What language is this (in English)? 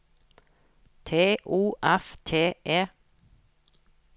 Norwegian